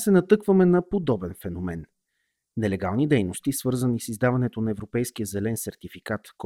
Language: Bulgarian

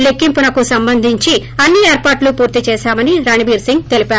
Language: Telugu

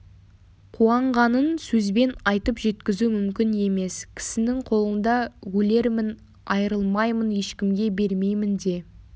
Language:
Kazakh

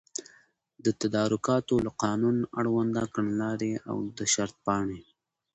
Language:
Pashto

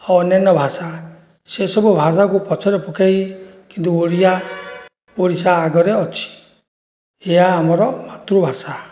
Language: Odia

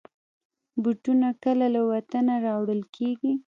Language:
Pashto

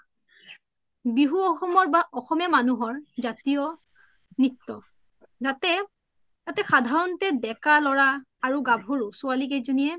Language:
Assamese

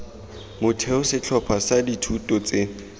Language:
Tswana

